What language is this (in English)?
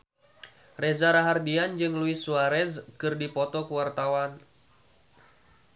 Sundanese